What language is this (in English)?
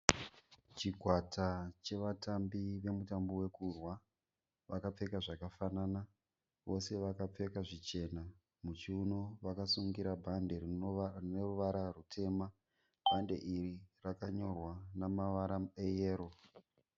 Shona